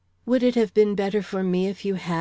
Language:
English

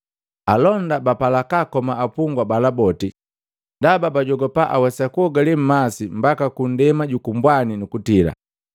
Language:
Matengo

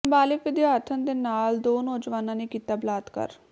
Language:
Punjabi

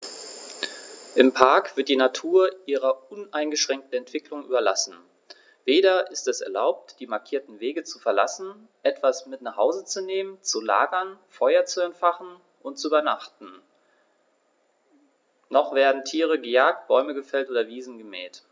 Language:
German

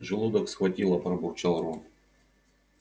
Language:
Russian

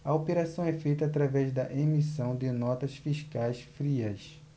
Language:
Portuguese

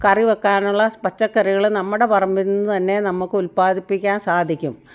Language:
Malayalam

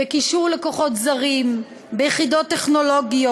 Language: Hebrew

